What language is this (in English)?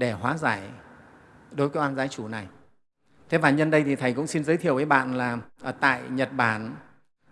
Vietnamese